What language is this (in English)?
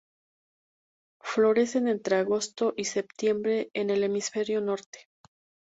Spanish